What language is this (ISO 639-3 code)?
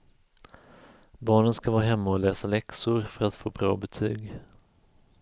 swe